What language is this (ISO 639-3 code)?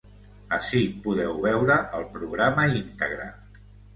cat